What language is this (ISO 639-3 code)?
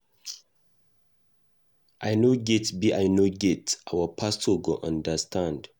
pcm